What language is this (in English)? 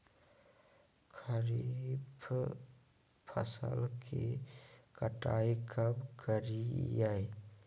Magahi